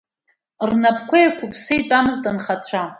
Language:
Abkhazian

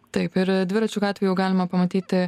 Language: Lithuanian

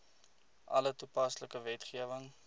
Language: Afrikaans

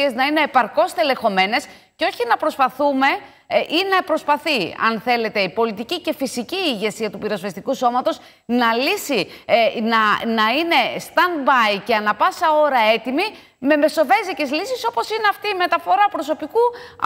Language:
Greek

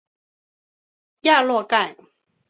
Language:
Chinese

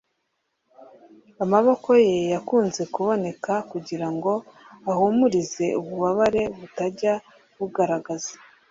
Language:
Kinyarwanda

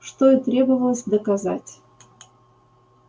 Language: Russian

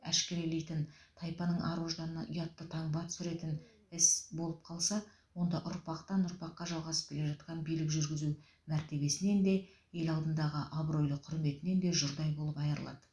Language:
Kazakh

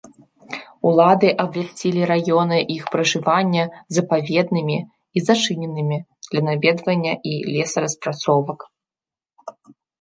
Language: Belarusian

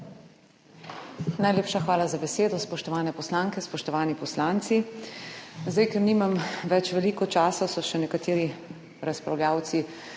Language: Slovenian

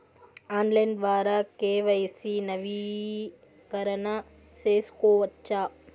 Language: Telugu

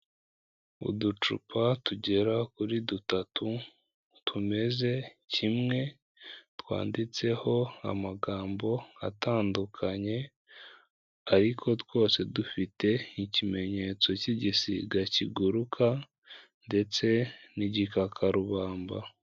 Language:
Kinyarwanda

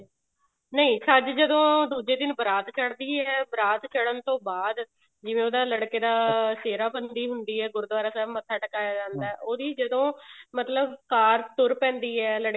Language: Punjabi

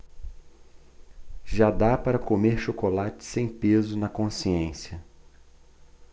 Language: Portuguese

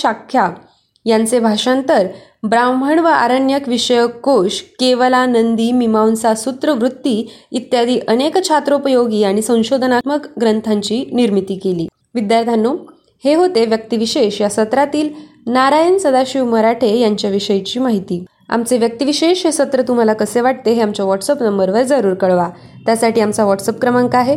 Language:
Marathi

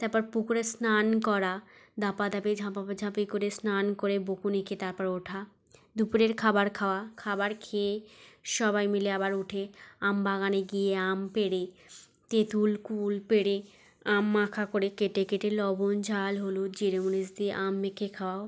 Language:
Bangla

